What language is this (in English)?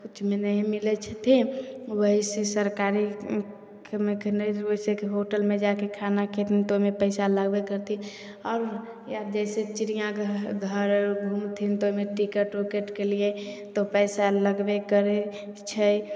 Maithili